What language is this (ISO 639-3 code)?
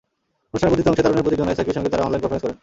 ben